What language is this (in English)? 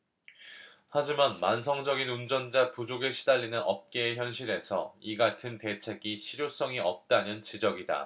Korean